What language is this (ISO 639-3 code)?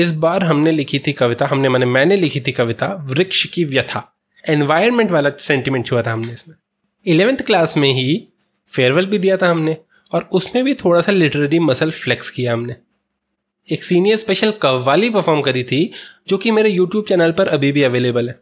hin